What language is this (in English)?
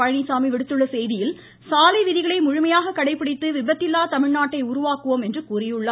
Tamil